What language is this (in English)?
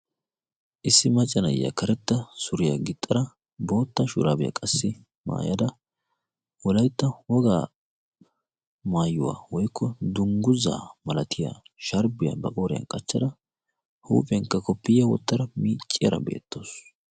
Wolaytta